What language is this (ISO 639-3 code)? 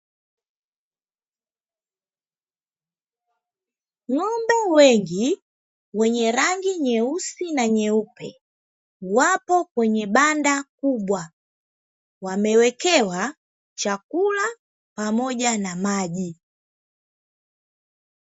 swa